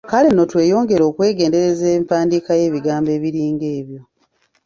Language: Ganda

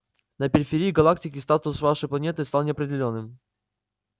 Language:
Russian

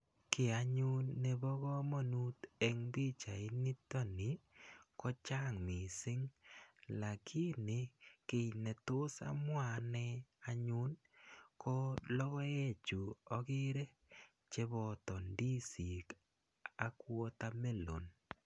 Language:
Kalenjin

